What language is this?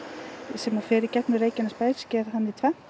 Icelandic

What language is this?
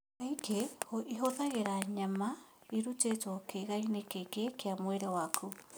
Kikuyu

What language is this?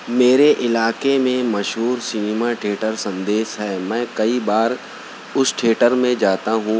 Urdu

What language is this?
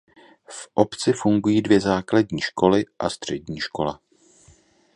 Czech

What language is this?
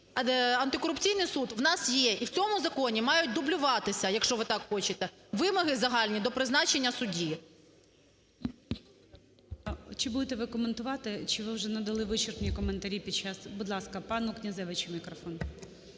Ukrainian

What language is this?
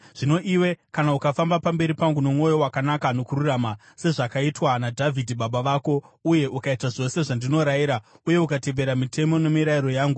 Shona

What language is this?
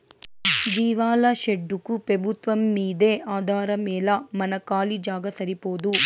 Telugu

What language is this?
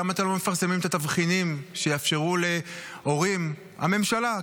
Hebrew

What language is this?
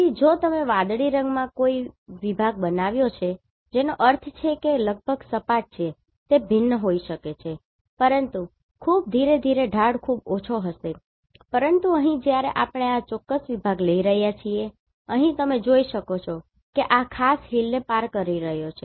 Gujarati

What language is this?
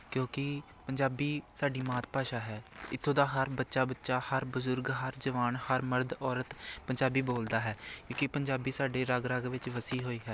Punjabi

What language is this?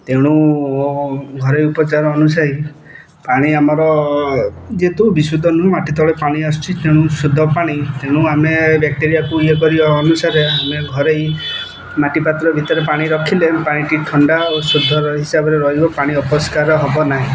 Odia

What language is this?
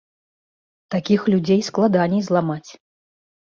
Belarusian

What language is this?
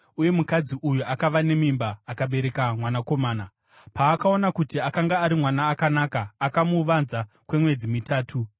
Shona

